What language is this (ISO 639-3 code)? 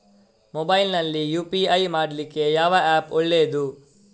kan